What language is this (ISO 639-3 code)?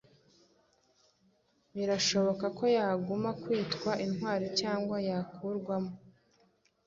kin